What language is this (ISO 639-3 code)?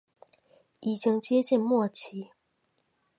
zho